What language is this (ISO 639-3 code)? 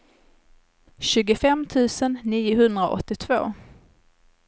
swe